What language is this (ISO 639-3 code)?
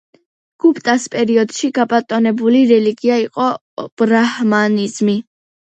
kat